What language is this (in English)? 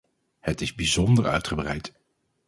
Dutch